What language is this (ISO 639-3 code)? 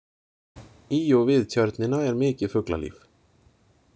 isl